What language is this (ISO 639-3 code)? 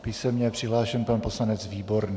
ces